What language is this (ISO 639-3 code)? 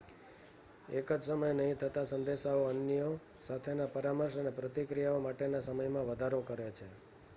guj